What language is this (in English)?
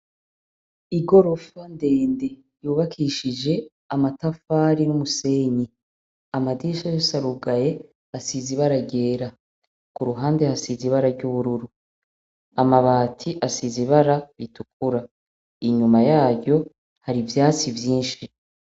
Rundi